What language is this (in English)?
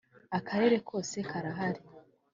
Kinyarwanda